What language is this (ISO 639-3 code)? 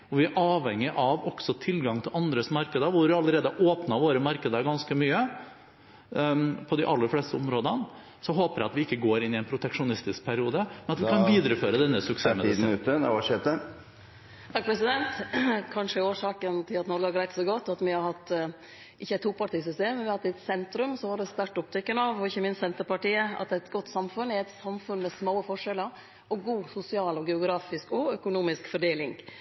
nor